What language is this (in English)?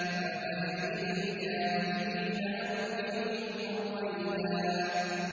Arabic